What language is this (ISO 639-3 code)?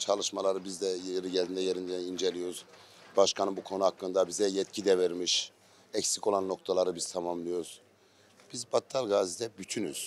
tur